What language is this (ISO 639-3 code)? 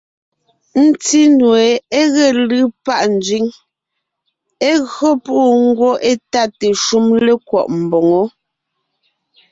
nnh